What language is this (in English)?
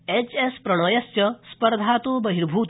Sanskrit